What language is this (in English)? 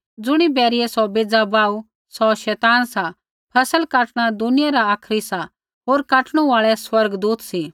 Kullu Pahari